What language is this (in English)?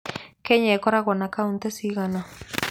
Kikuyu